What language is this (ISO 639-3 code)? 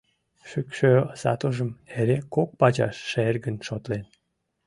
chm